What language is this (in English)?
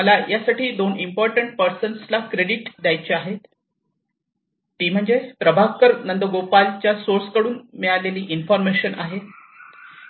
Marathi